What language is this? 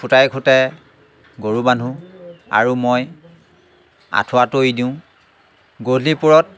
Assamese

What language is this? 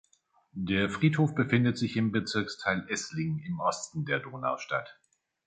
German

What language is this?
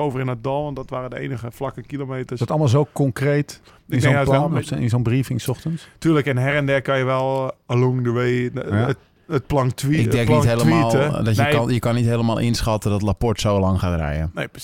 Dutch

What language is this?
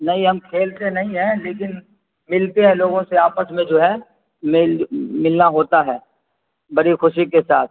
Urdu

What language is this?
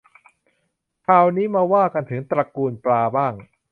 Thai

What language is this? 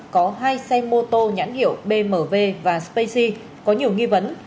Vietnamese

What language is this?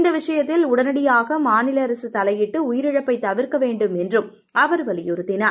Tamil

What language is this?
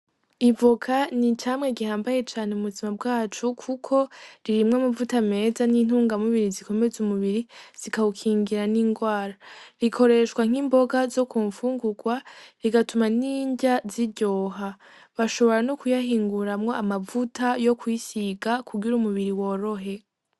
Rundi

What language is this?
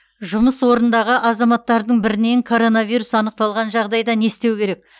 Kazakh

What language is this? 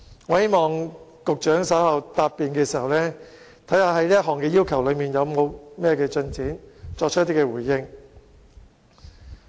Cantonese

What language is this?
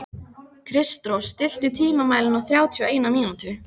Icelandic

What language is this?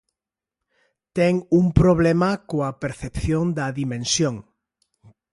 Galician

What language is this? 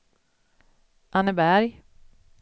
Swedish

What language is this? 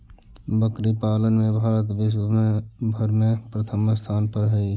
Magahi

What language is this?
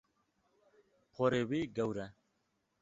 Kurdish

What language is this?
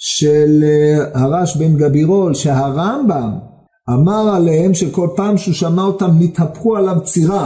Hebrew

